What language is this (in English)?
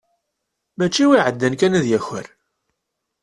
Kabyle